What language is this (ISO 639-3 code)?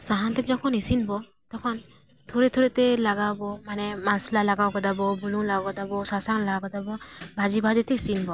sat